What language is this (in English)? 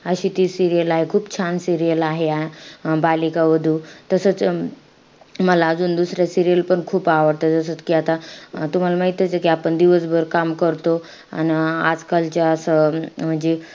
Marathi